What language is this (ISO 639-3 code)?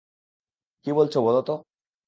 ben